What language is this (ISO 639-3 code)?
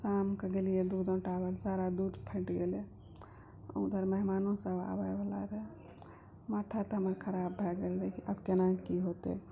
mai